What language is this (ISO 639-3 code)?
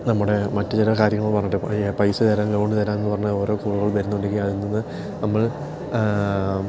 mal